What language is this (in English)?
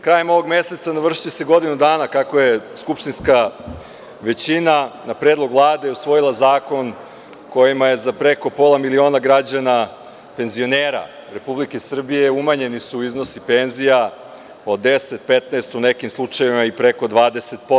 Serbian